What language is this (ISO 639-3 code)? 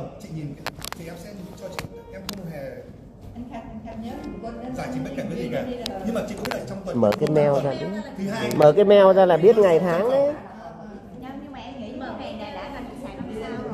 vie